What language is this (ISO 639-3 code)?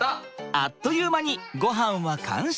jpn